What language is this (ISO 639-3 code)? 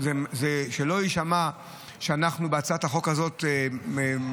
heb